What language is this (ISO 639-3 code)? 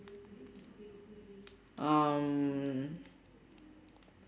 eng